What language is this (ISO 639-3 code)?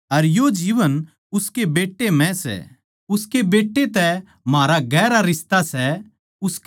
bgc